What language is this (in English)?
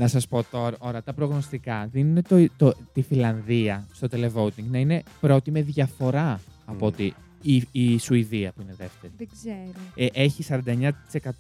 Greek